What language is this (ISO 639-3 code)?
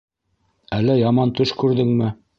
bak